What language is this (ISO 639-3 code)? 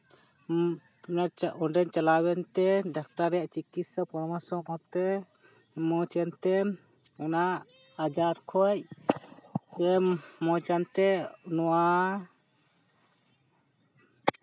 sat